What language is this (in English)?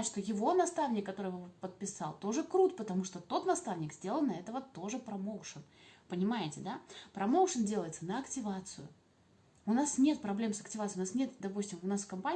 Russian